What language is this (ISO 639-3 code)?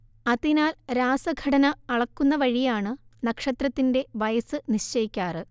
mal